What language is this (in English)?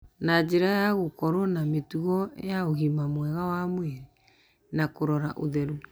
Kikuyu